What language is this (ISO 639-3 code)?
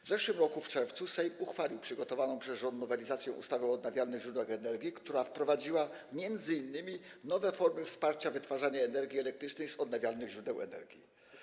pol